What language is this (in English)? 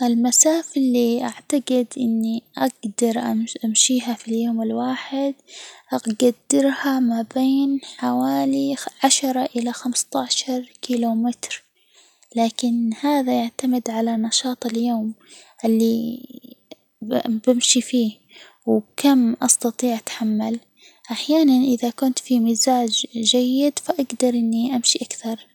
Hijazi Arabic